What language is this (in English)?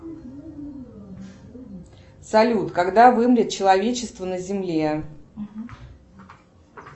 Russian